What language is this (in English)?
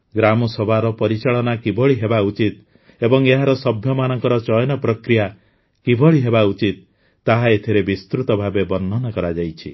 Odia